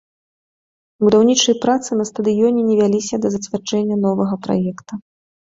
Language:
Belarusian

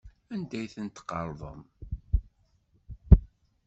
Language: Kabyle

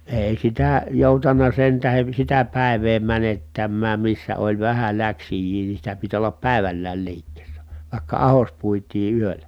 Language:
Finnish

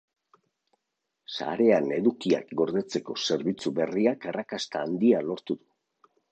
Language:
Basque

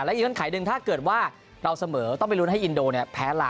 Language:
Thai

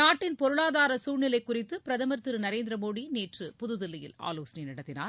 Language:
Tamil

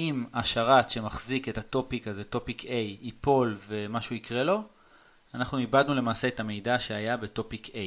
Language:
Hebrew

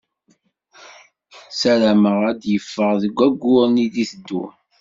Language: Kabyle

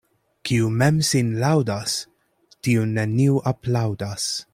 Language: Esperanto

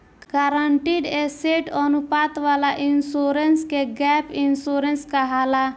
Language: Bhojpuri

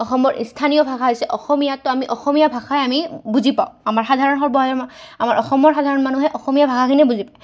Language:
Assamese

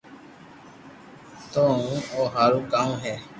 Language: Loarki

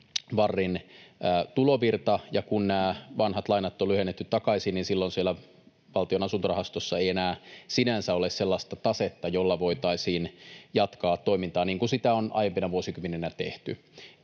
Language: Finnish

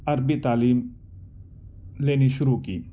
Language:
Urdu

